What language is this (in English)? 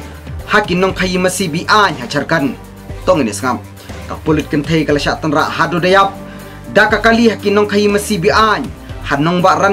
Indonesian